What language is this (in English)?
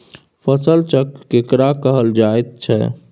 Maithili